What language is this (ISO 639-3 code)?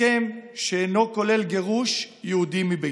heb